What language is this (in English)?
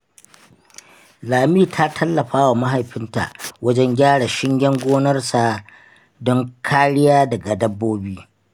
Hausa